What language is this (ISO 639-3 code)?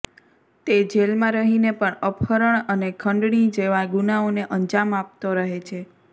guj